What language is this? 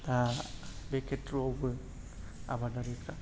Bodo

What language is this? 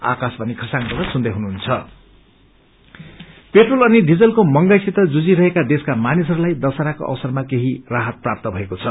Nepali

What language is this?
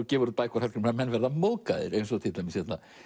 Icelandic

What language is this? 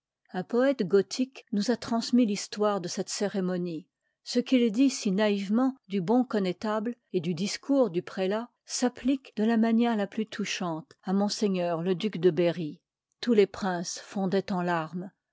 French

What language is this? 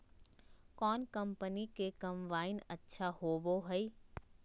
Magahi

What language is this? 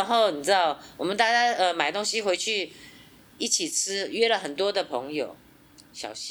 Chinese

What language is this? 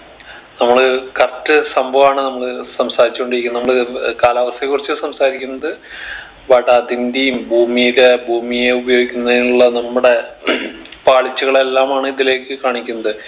Malayalam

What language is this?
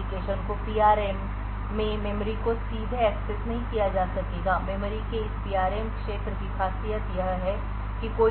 Hindi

